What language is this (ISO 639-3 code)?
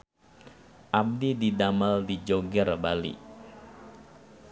sun